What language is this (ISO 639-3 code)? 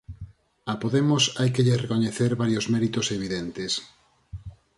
glg